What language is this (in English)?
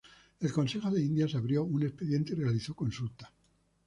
Spanish